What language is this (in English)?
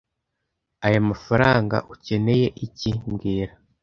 Kinyarwanda